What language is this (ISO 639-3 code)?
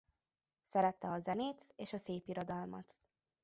hun